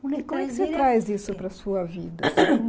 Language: Portuguese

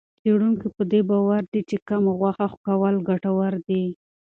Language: Pashto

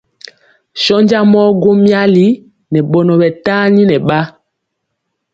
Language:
Mpiemo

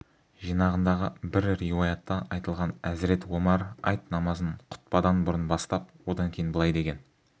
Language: Kazakh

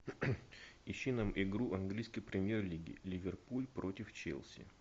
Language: Russian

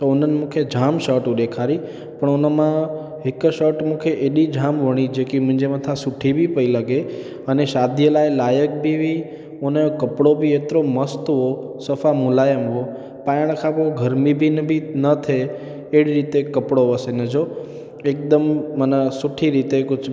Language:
Sindhi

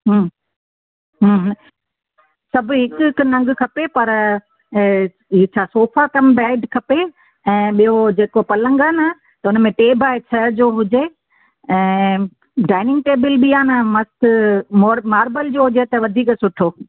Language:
Sindhi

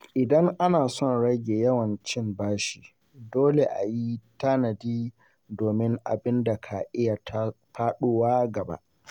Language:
Hausa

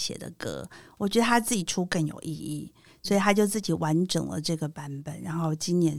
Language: Chinese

